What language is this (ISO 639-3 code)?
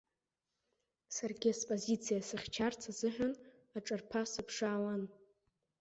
abk